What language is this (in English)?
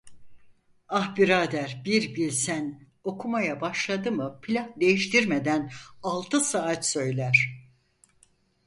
Turkish